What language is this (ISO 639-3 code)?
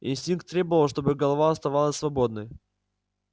rus